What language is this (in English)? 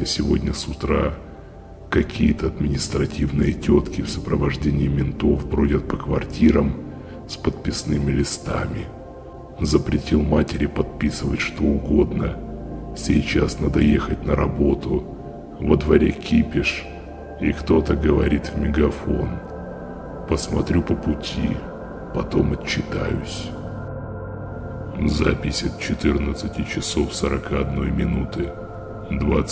Russian